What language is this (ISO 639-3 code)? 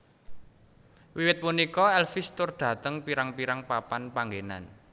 jav